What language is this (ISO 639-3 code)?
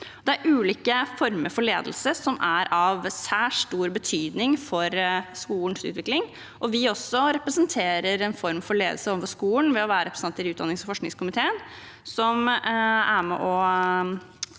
nor